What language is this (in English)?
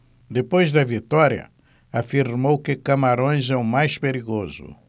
Portuguese